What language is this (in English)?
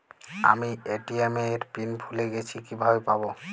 Bangla